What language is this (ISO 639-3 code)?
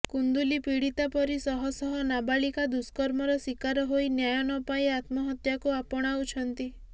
ori